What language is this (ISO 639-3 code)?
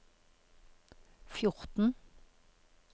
nor